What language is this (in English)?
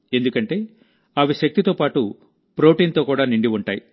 Telugu